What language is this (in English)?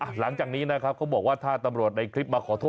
Thai